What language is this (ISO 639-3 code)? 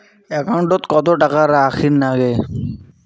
ben